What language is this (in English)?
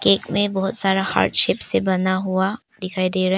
Hindi